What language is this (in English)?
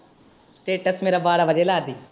Punjabi